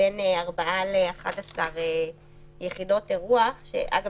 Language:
Hebrew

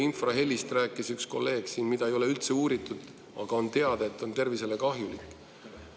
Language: Estonian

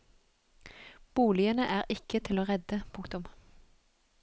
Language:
Norwegian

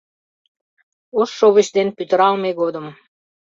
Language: Mari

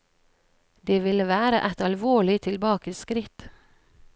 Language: Norwegian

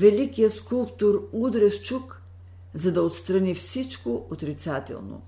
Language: Bulgarian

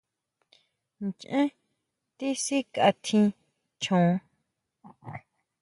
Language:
Huautla Mazatec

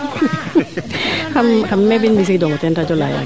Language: Serer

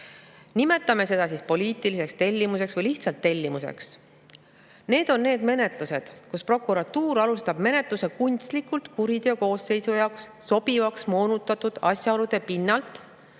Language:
Estonian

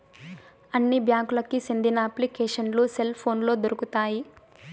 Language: Telugu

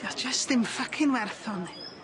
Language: Welsh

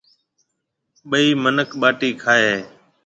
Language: Marwari (Pakistan)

